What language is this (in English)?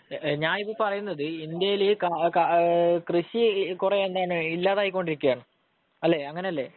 Malayalam